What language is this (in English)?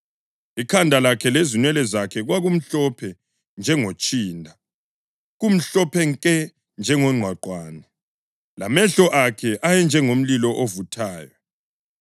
North Ndebele